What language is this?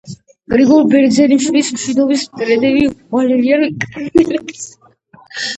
Georgian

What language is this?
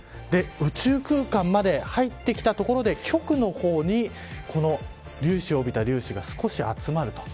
Japanese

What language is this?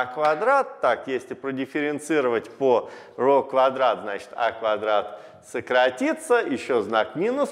Russian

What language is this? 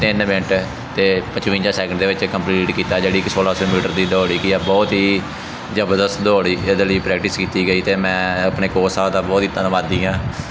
Punjabi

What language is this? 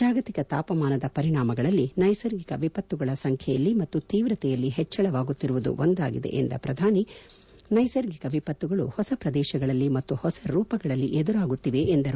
Kannada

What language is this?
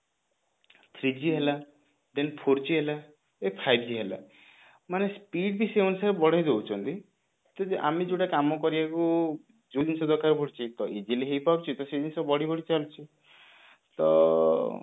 Odia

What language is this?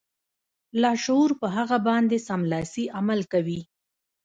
Pashto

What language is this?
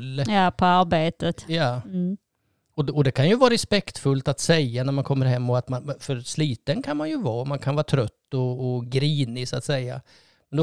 Swedish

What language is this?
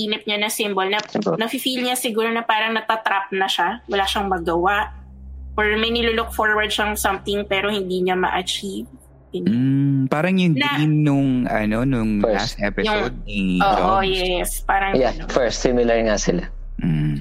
Filipino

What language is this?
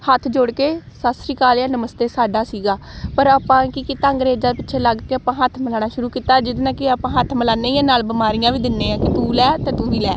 Punjabi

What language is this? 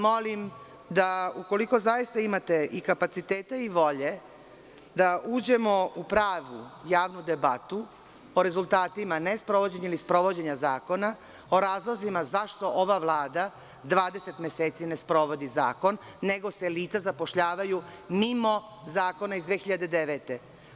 Serbian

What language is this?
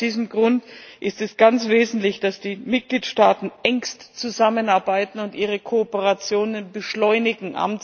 German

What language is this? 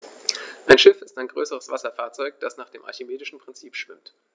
German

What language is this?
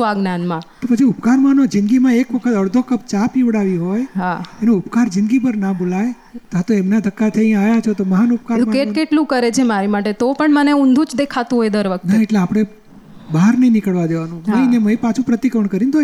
Gujarati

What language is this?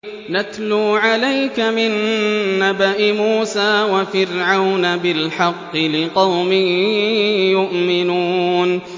Arabic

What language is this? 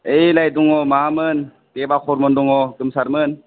Bodo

